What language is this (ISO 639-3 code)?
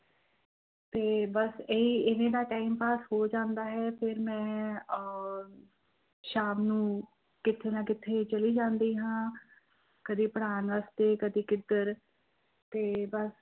pan